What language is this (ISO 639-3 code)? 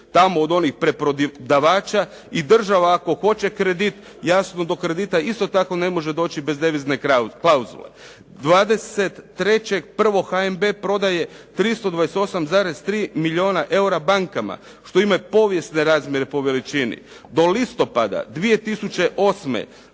hrv